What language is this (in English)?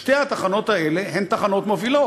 Hebrew